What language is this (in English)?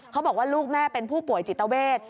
Thai